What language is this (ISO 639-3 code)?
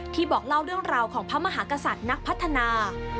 tha